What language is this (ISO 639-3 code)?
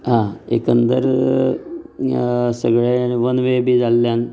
kok